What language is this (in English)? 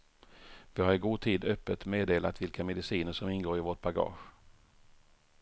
Swedish